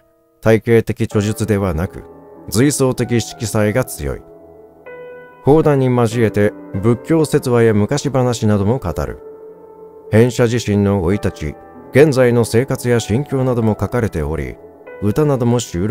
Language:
Japanese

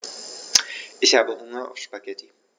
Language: German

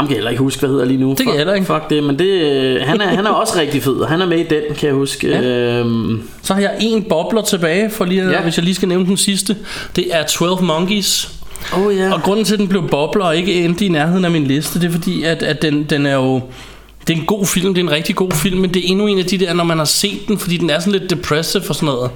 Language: Danish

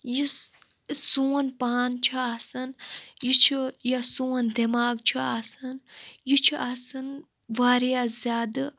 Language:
Kashmiri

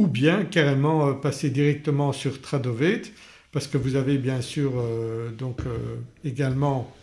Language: French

